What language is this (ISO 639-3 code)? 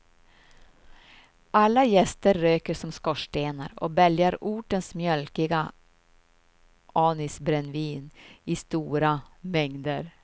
swe